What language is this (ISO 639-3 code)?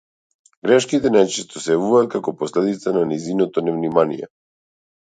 mkd